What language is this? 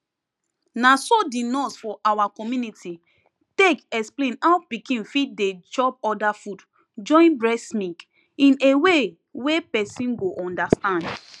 Nigerian Pidgin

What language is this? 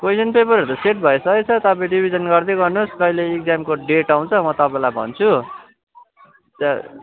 Nepali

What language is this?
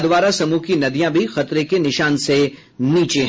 Hindi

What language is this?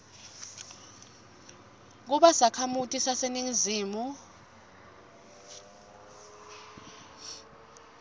Swati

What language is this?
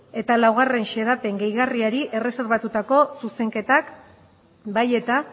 Basque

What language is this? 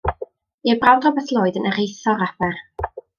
Welsh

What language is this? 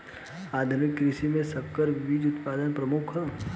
Bhojpuri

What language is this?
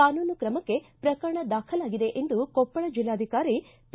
Kannada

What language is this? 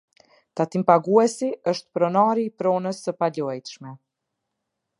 Albanian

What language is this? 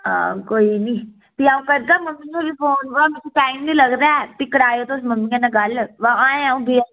Dogri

